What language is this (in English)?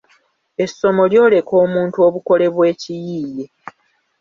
Ganda